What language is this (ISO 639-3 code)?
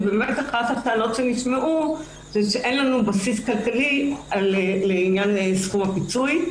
heb